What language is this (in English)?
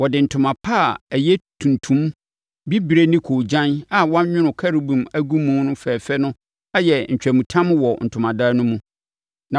Akan